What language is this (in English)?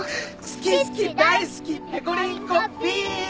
Japanese